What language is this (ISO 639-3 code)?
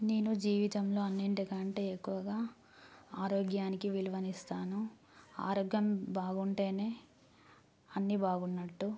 tel